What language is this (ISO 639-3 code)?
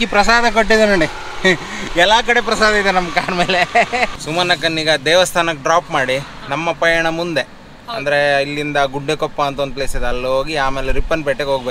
ara